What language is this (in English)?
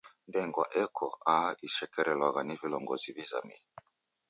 Taita